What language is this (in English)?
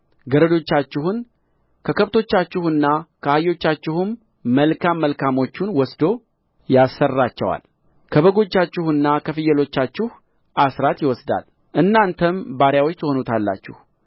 Amharic